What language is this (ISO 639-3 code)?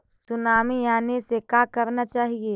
mag